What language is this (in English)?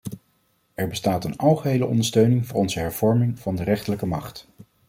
Dutch